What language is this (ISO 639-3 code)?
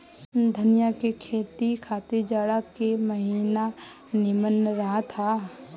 bho